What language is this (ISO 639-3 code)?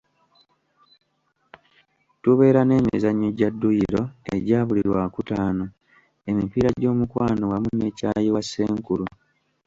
lug